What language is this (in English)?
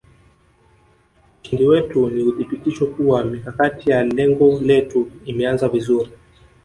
Swahili